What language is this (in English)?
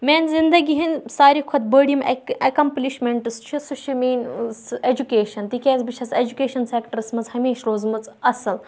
Kashmiri